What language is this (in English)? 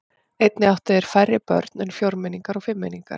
Icelandic